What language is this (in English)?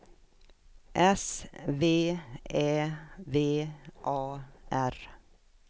Swedish